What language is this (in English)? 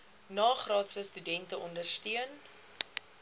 Afrikaans